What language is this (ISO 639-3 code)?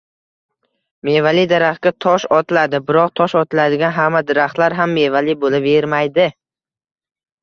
uzb